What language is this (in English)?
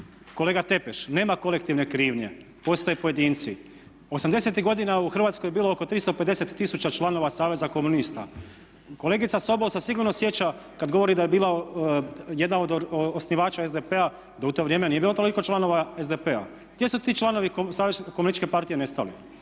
Croatian